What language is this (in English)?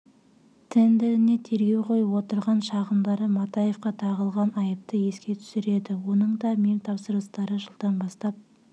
Kazakh